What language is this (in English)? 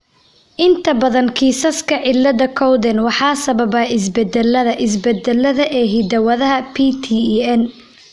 Somali